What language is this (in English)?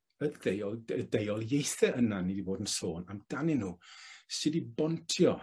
Welsh